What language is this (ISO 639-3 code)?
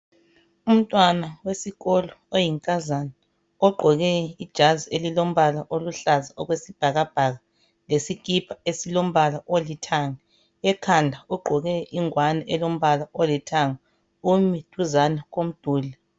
nde